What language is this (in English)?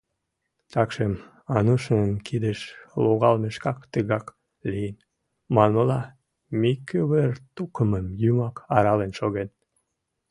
Mari